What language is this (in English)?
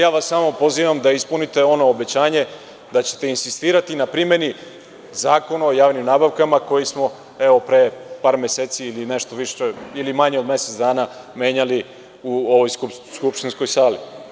Serbian